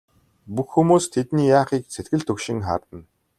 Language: Mongolian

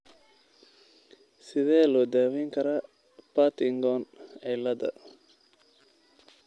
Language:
Somali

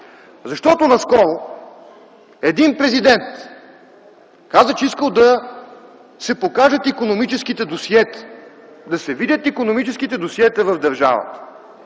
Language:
Bulgarian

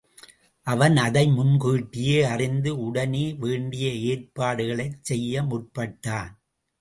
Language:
Tamil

